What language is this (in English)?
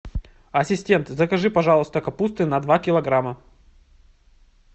Russian